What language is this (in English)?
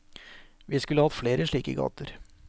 Norwegian